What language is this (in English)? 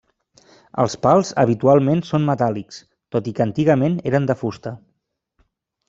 Catalan